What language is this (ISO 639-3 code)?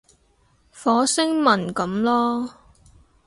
yue